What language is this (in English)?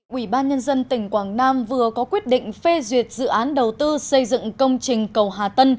Vietnamese